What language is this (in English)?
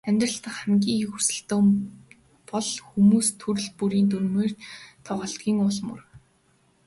Mongolian